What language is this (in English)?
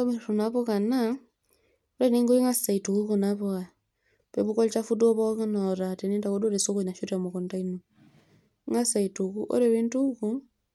Masai